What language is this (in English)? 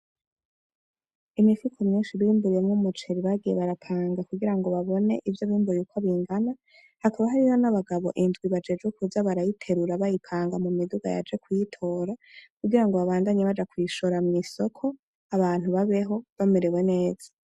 Rundi